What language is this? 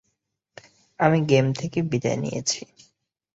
Bangla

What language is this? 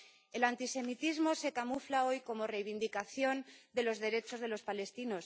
Spanish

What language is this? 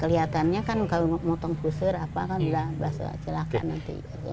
Indonesian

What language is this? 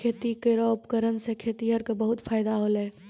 Maithili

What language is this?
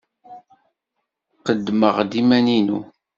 Kabyle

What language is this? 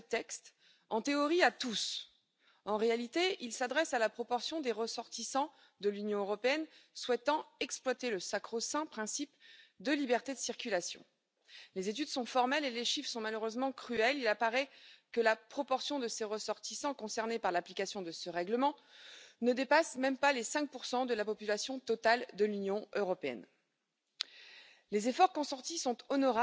Romanian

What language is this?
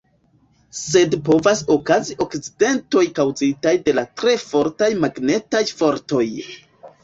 Esperanto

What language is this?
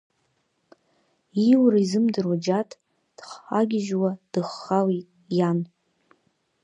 Abkhazian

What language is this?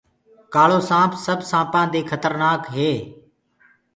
Gurgula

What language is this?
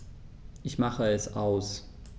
German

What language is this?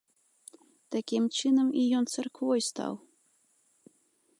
Belarusian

